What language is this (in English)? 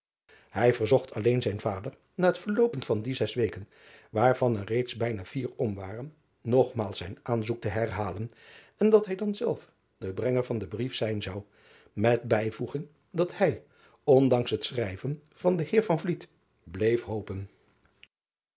Dutch